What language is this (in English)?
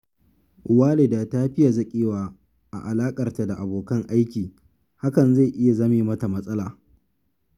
Hausa